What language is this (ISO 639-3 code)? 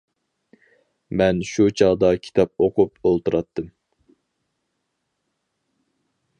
uig